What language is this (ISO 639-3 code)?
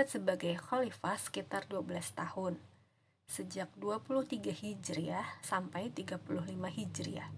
ind